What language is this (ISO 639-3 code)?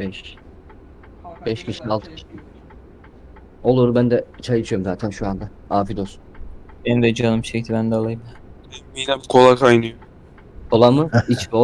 tur